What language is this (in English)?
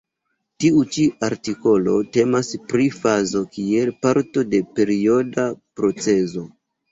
Esperanto